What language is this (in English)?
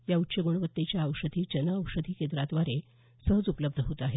Marathi